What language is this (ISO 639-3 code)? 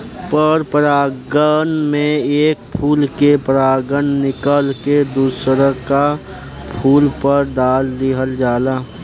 bho